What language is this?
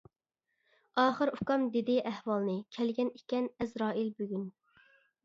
Uyghur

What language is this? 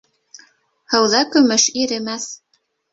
Bashkir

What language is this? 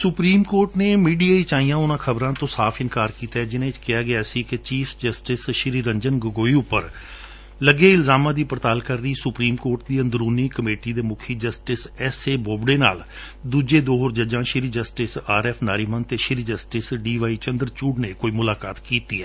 Punjabi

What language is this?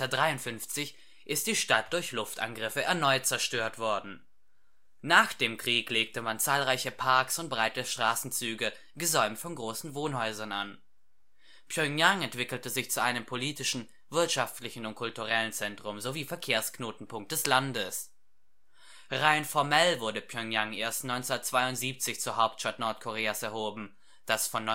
German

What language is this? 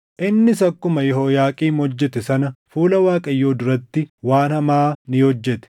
Oromo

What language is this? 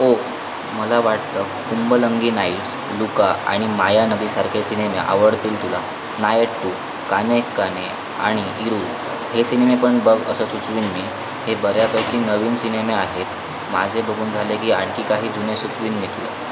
Marathi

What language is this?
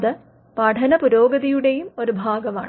Malayalam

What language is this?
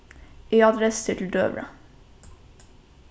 Faroese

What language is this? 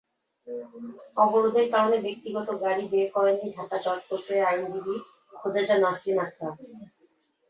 Bangla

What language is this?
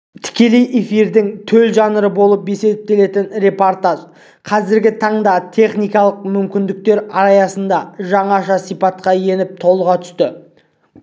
Kazakh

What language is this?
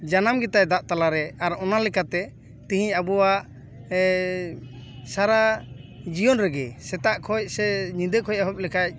Santali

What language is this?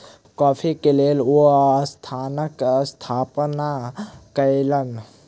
Maithili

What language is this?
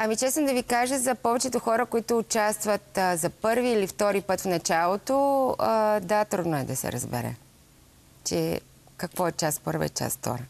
Bulgarian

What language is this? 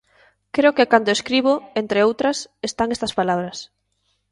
Galician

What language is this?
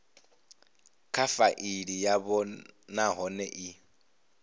Venda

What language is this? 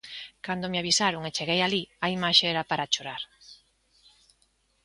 Galician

